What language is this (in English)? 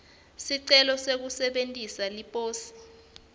Swati